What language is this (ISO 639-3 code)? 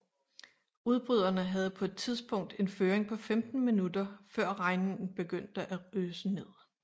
dan